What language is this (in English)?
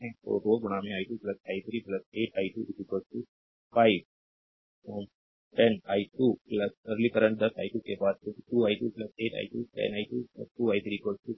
Hindi